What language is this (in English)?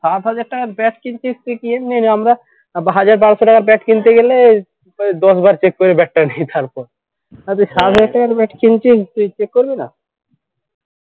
Bangla